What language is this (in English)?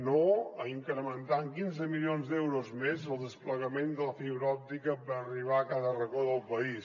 Catalan